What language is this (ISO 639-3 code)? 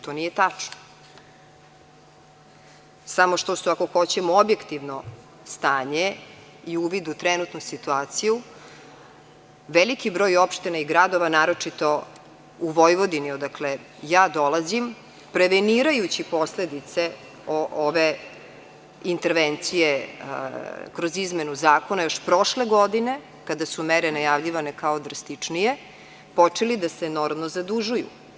srp